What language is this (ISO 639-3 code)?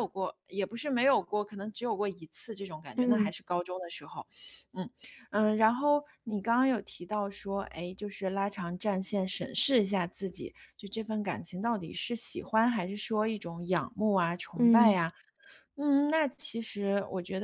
zho